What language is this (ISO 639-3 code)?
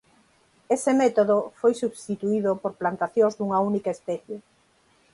glg